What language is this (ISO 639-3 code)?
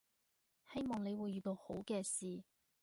yue